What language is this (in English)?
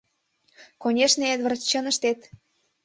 Mari